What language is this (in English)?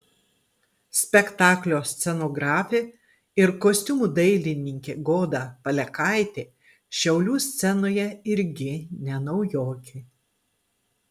Lithuanian